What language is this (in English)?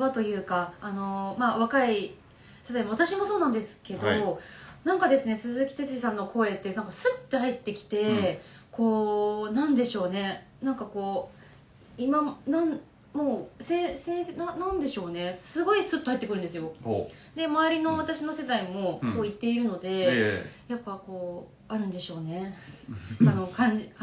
Japanese